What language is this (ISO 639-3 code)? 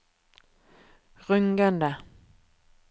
nor